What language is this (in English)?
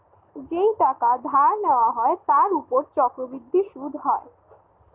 Bangla